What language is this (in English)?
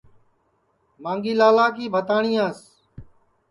Sansi